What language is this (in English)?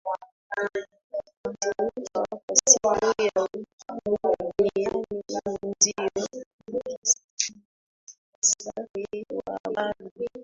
Swahili